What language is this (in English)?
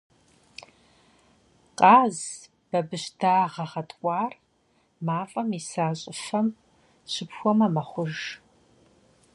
Kabardian